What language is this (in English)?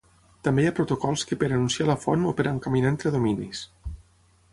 Catalan